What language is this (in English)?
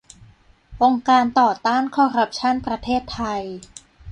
Thai